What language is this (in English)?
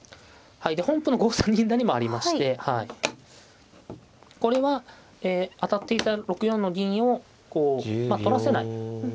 Japanese